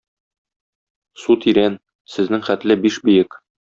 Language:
Tatar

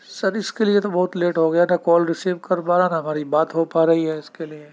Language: Urdu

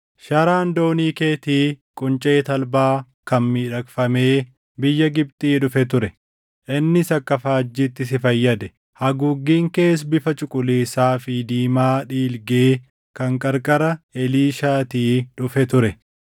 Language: Oromo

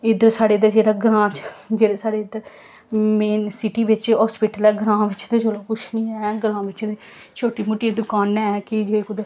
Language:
Dogri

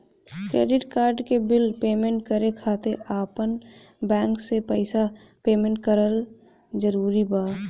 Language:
Bhojpuri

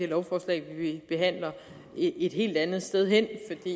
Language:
Danish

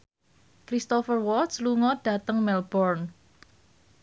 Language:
Javanese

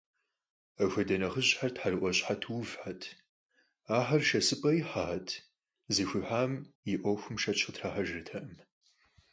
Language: Kabardian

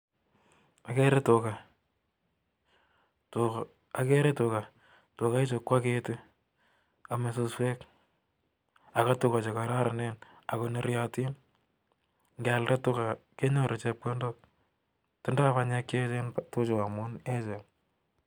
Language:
Kalenjin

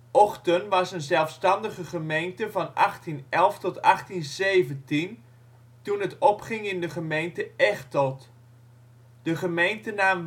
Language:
Dutch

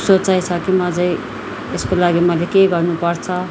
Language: Nepali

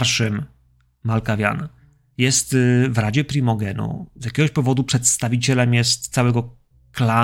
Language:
Polish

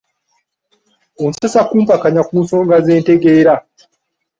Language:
Ganda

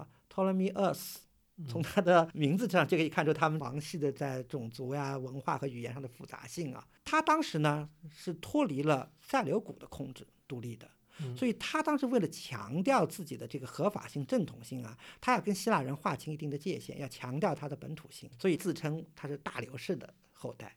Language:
Chinese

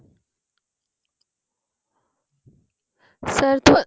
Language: Punjabi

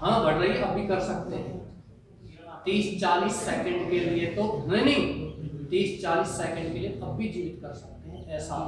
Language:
Hindi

